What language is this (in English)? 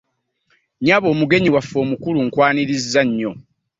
Ganda